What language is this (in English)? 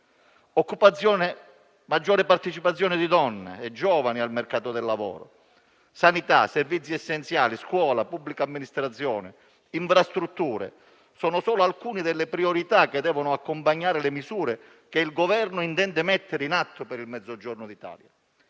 Italian